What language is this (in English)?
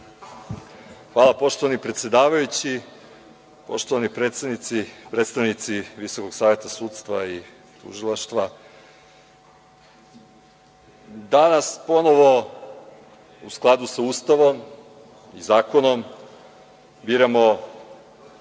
Serbian